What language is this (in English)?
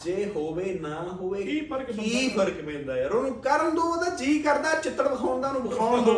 Punjabi